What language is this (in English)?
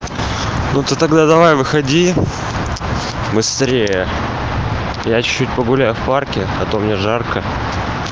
Russian